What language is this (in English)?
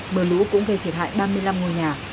Vietnamese